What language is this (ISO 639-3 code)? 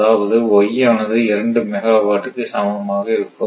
tam